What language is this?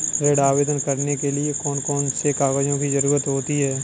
Hindi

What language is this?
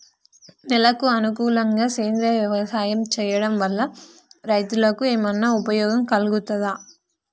Telugu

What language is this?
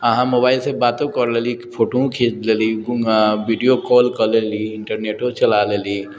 Maithili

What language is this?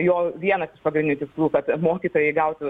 Lithuanian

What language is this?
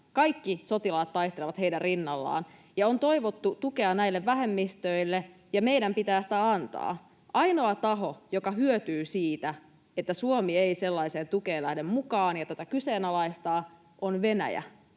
Finnish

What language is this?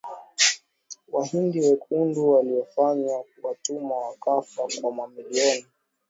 Swahili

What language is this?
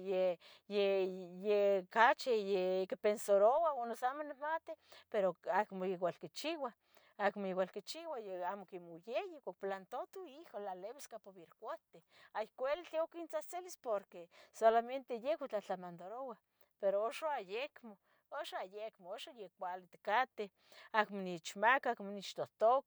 Tetelcingo Nahuatl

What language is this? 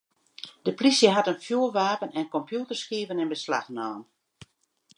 Western Frisian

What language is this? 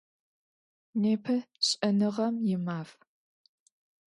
Adyghe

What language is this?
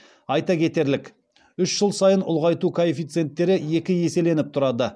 Kazakh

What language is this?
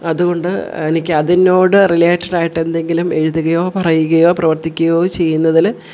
Malayalam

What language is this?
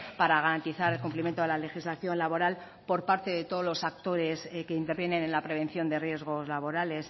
Spanish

